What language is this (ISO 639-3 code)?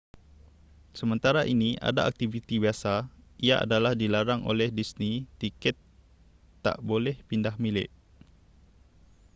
msa